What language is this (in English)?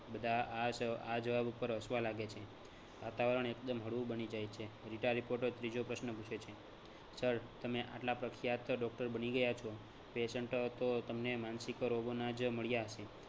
Gujarati